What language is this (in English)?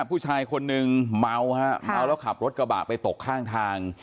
Thai